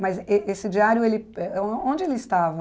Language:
Portuguese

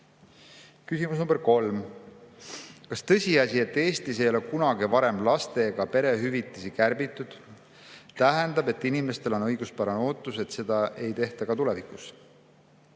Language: Estonian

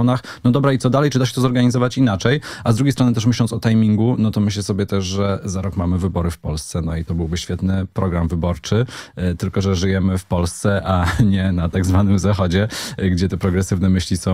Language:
Polish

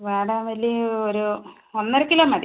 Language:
Malayalam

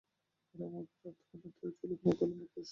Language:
Bangla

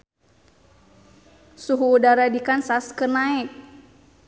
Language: Sundanese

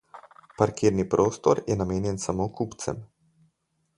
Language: Slovenian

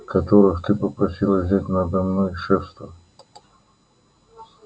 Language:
Russian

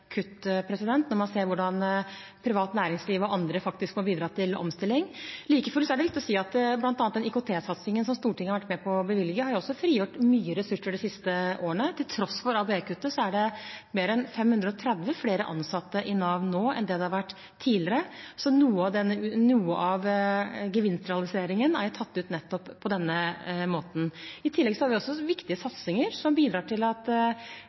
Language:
Norwegian Bokmål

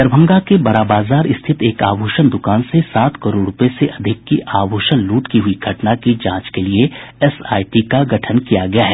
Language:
Hindi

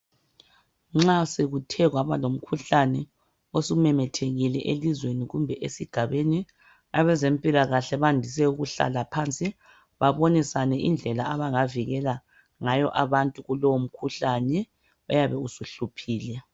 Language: North Ndebele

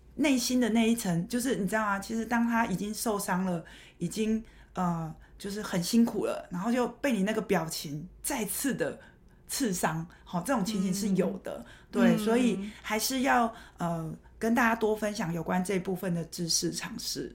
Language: Chinese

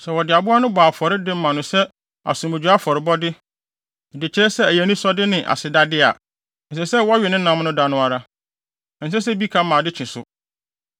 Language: Akan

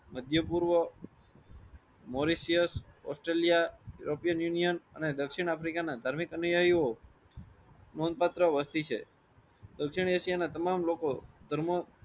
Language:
Gujarati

